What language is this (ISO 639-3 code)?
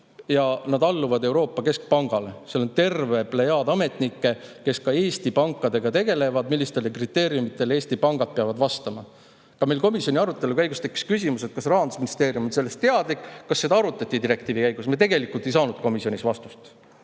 est